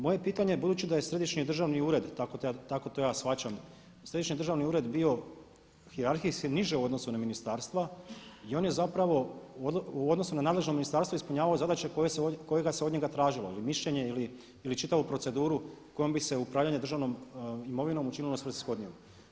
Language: Croatian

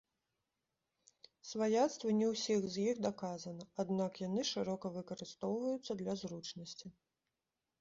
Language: Belarusian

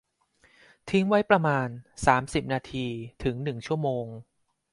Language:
Thai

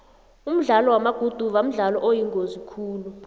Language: South Ndebele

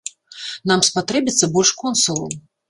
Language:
Belarusian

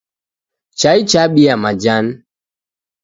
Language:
Taita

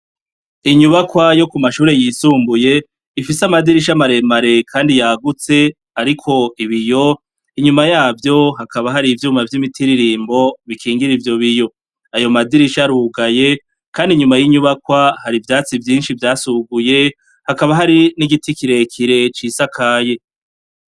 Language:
Rundi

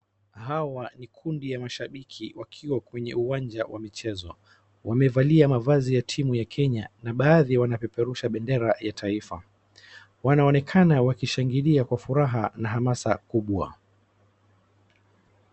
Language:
Swahili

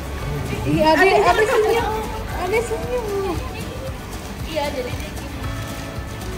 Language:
Indonesian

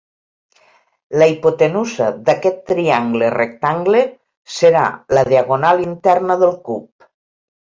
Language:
Catalan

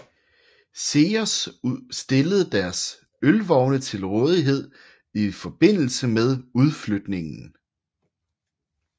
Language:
Danish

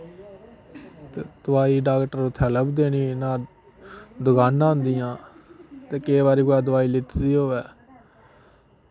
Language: Dogri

